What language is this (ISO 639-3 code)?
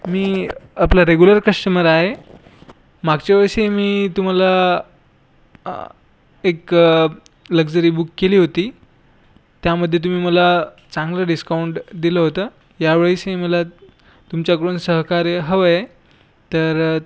mar